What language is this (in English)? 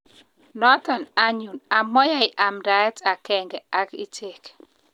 Kalenjin